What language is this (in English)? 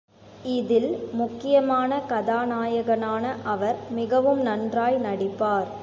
Tamil